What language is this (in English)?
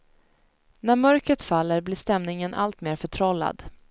Swedish